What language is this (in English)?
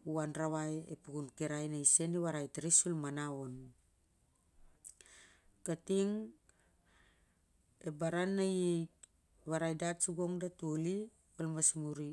Siar-Lak